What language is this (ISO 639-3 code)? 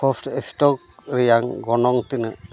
sat